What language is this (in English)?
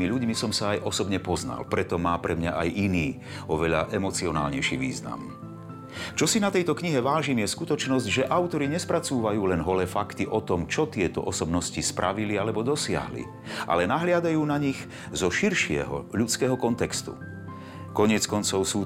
Slovak